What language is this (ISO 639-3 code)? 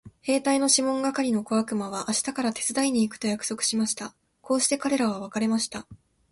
jpn